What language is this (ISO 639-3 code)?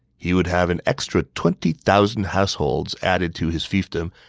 eng